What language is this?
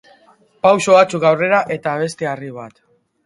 Basque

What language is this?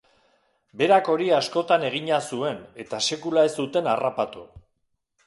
Basque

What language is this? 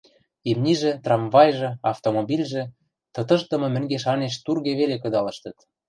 Western Mari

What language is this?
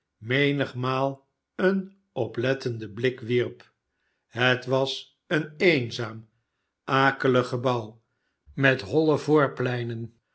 Dutch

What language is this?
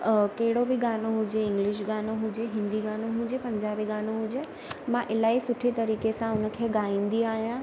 Sindhi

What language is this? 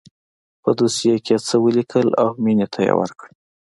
Pashto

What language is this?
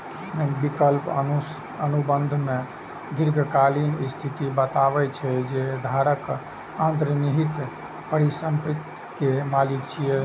Maithili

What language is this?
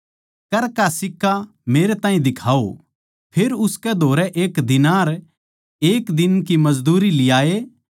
Haryanvi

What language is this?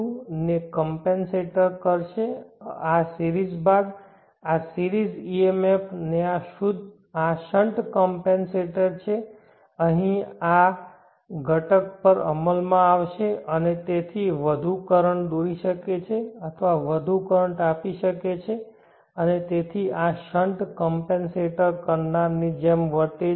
Gujarati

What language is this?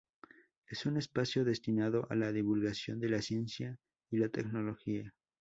Spanish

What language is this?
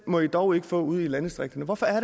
Danish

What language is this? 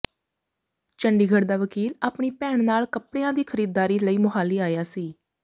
Punjabi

